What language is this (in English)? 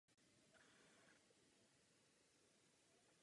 Czech